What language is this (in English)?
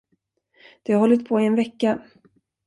Swedish